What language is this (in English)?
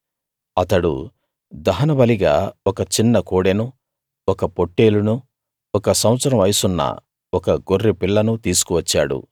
Telugu